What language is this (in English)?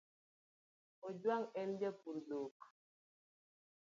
Luo (Kenya and Tanzania)